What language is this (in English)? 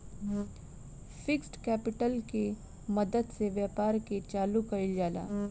Bhojpuri